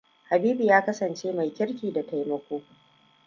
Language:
Hausa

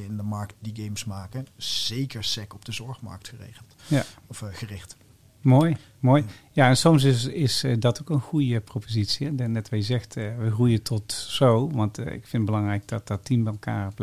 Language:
Dutch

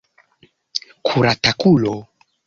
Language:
Esperanto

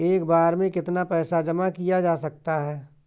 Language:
Hindi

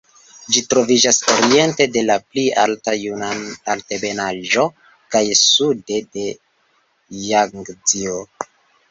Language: Esperanto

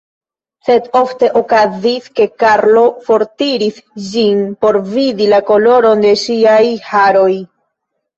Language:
Esperanto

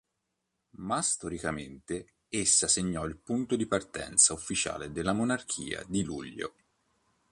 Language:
Italian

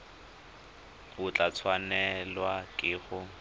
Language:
Tswana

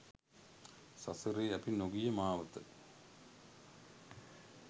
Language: Sinhala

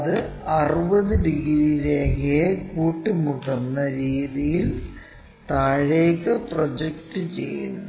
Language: Malayalam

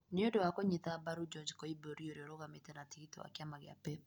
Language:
Kikuyu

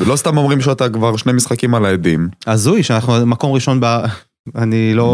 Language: Hebrew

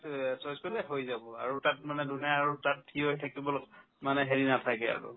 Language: Assamese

